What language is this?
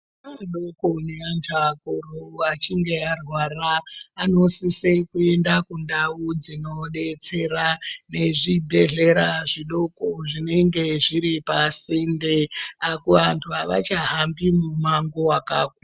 Ndau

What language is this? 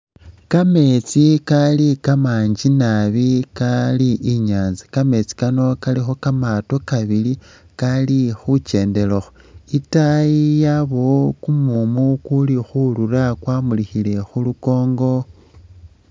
Masaaba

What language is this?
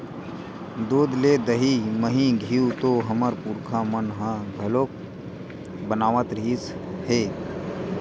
Chhattisgarhi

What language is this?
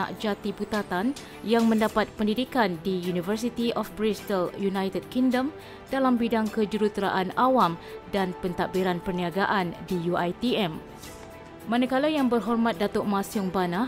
Malay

